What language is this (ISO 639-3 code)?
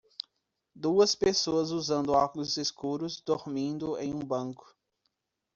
por